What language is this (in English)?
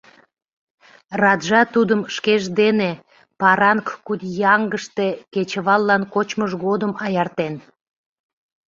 Mari